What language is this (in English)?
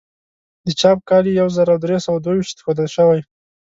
Pashto